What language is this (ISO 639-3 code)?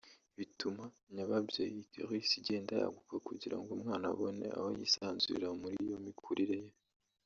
kin